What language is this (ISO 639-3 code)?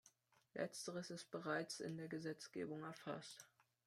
deu